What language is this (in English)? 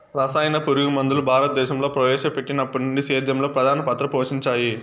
Telugu